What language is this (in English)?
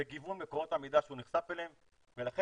Hebrew